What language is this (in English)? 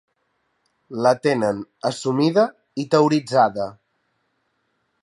Catalan